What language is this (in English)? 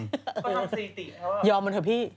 Thai